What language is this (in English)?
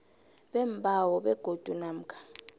South Ndebele